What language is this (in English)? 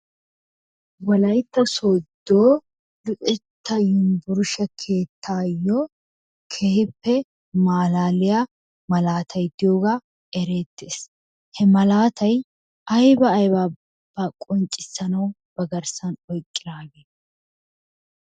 Wolaytta